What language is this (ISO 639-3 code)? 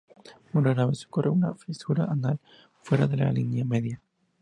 spa